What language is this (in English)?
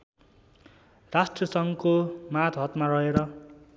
Nepali